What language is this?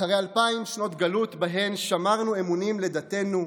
Hebrew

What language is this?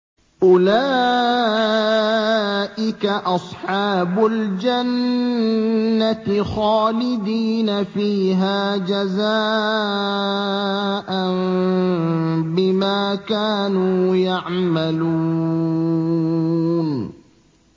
Arabic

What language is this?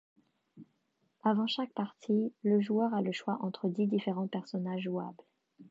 French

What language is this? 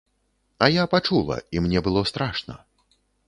Belarusian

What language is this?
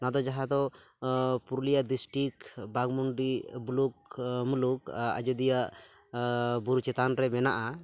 Santali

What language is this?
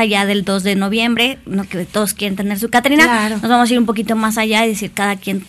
Spanish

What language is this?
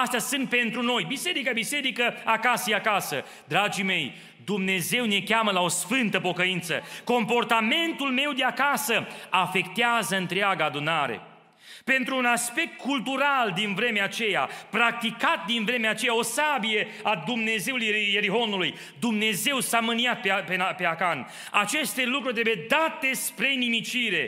Romanian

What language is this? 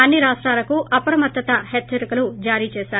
Telugu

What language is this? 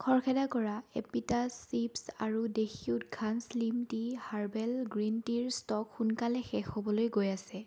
Assamese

